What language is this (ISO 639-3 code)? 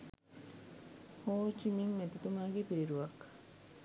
sin